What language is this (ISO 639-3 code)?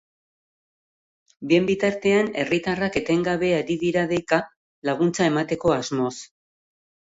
eus